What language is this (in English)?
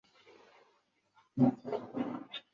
Chinese